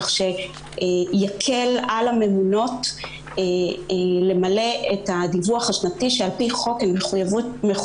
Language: Hebrew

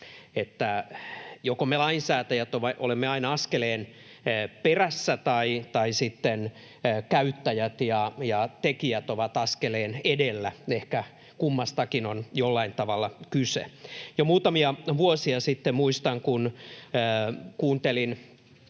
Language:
Finnish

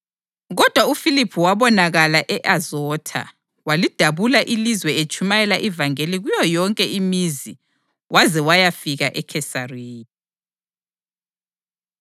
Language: North Ndebele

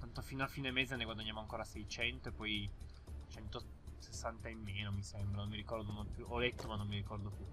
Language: Italian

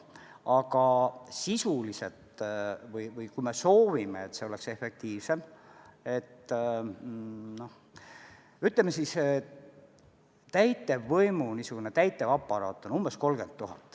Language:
Estonian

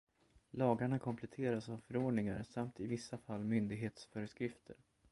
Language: Swedish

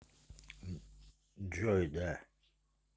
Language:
Russian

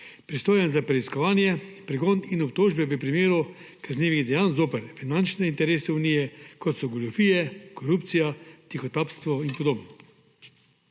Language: Slovenian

